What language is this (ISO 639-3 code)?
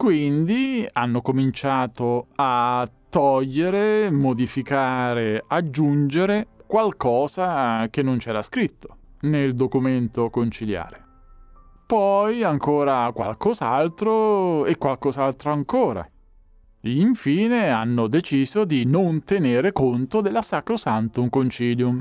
ita